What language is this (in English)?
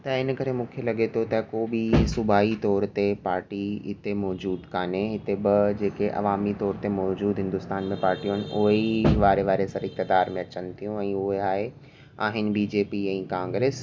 Sindhi